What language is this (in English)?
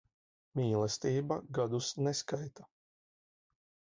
Latvian